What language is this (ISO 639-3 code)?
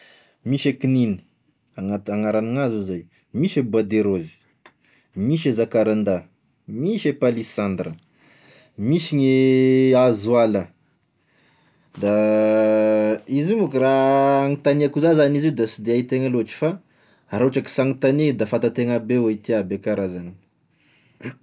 tkg